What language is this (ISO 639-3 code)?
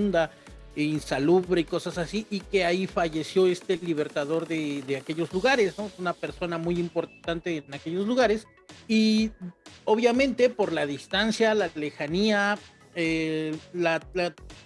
spa